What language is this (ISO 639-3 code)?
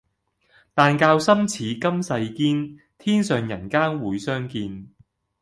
yue